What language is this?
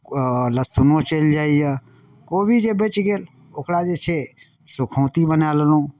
Maithili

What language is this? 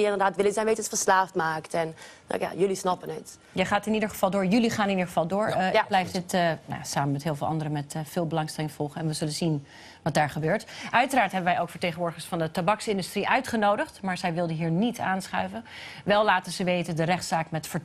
Dutch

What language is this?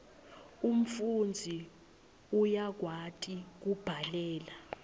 Swati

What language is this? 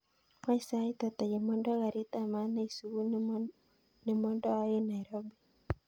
Kalenjin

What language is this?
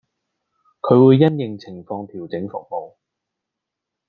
Cantonese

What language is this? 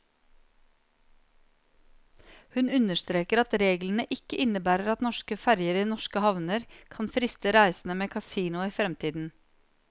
Norwegian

